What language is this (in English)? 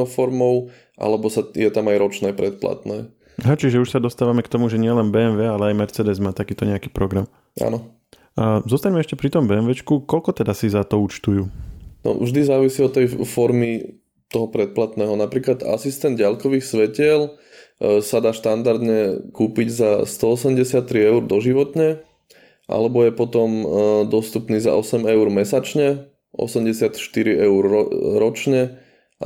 Slovak